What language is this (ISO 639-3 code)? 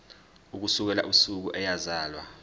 zul